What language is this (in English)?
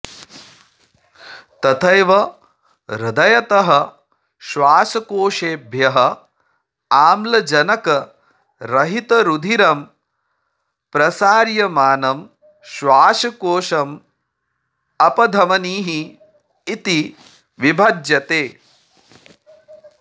Sanskrit